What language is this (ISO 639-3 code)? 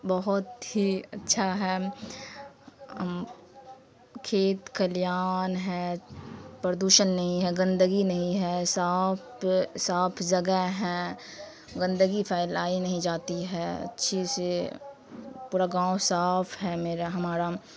urd